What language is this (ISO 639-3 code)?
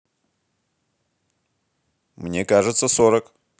rus